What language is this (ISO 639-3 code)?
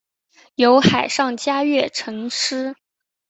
zho